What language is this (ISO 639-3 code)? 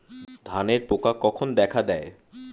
ben